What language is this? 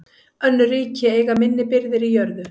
Icelandic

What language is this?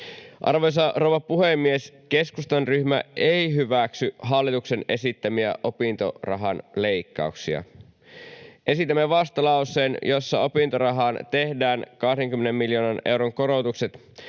Finnish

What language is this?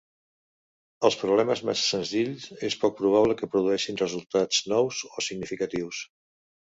Catalan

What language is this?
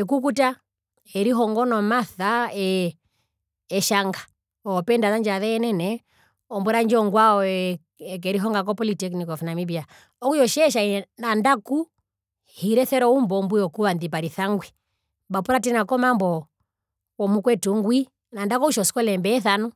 Herero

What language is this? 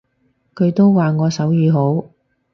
Cantonese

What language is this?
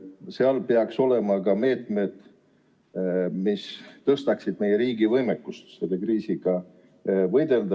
Estonian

